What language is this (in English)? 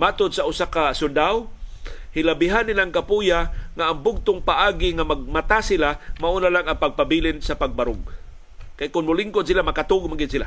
Filipino